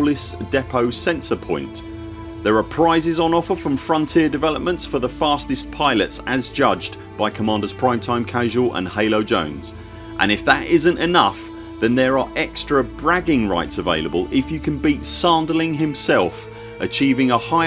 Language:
English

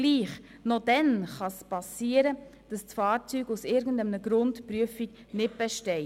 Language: Swiss German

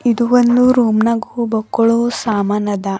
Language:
Kannada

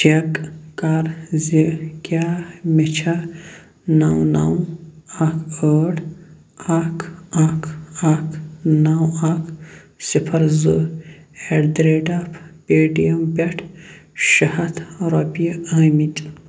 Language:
Kashmiri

